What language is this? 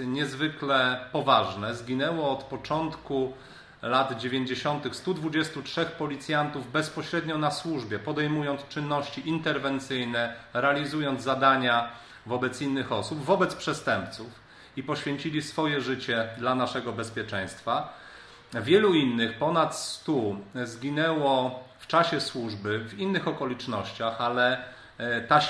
Polish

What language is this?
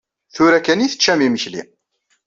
Kabyle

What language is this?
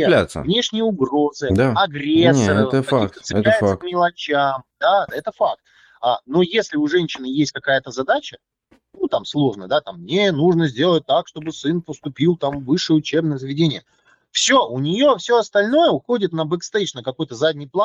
Russian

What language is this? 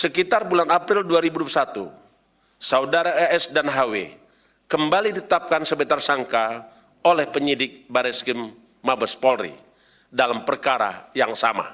Indonesian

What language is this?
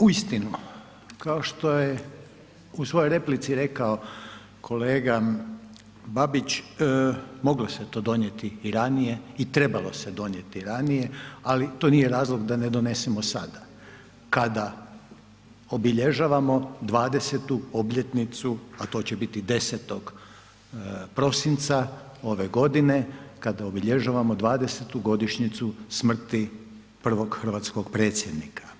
Croatian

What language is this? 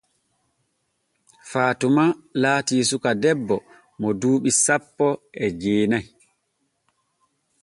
Borgu Fulfulde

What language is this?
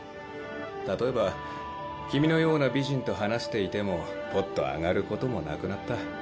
Japanese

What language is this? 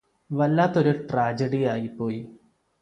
Malayalam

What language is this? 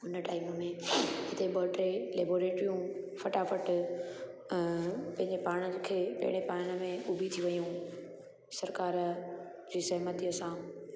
Sindhi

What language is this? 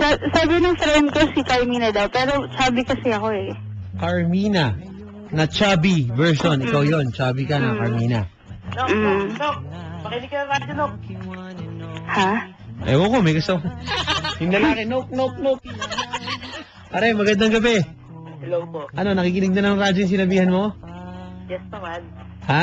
Filipino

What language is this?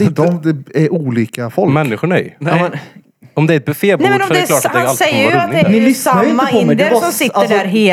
Swedish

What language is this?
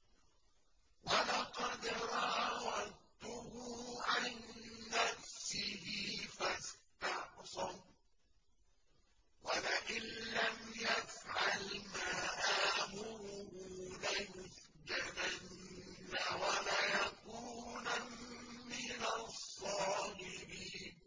Arabic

